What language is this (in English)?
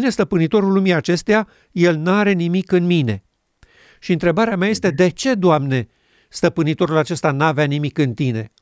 Romanian